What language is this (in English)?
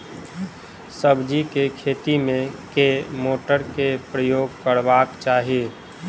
Maithili